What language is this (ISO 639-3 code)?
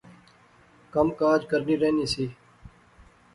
phr